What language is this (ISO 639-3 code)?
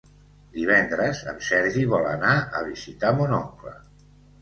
cat